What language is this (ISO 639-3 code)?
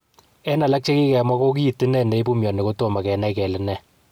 kln